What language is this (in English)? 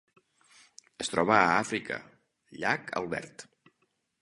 Catalan